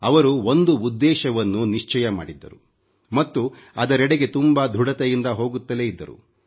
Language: Kannada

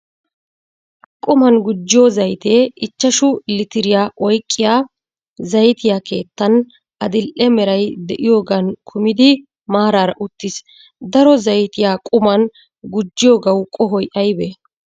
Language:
Wolaytta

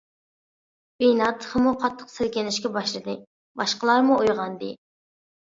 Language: Uyghur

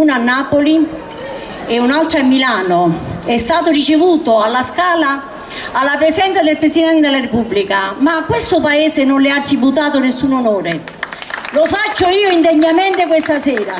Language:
Italian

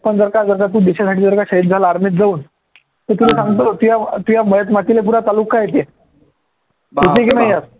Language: Marathi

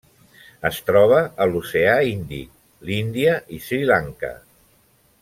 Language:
Catalan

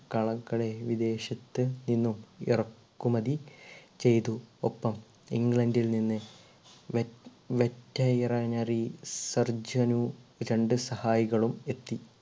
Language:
Malayalam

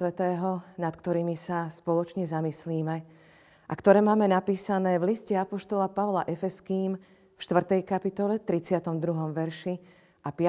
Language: Slovak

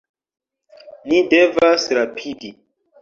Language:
Esperanto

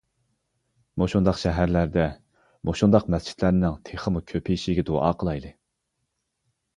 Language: Uyghur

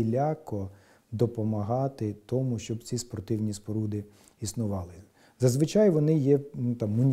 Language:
Ukrainian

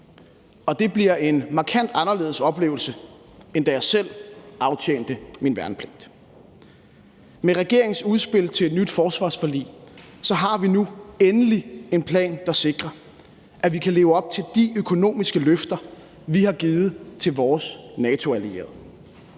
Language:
Danish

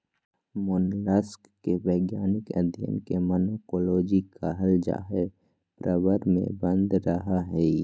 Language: Magahi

